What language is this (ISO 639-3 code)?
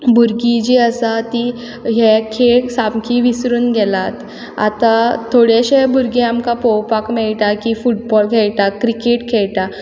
kok